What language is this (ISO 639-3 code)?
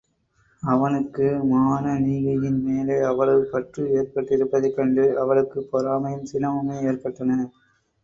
tam